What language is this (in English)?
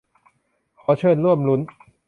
Thai